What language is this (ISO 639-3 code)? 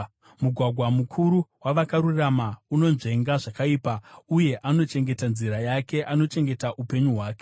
sna